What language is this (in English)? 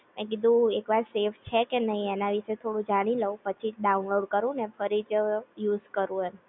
Gujarati